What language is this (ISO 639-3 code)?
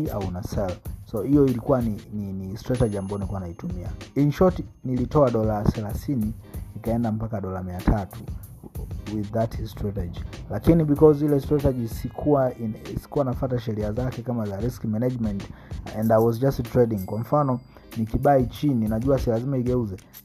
swa